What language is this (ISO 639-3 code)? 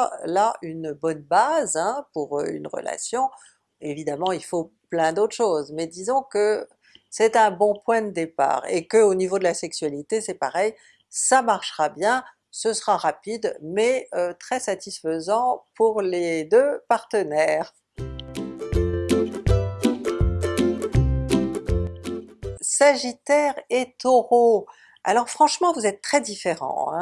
fra